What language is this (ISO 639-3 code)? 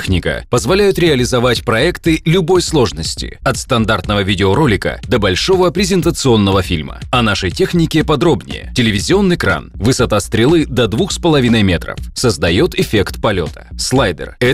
rus